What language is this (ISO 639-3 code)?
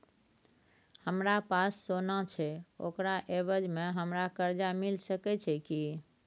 mai